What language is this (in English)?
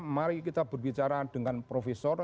Indonesian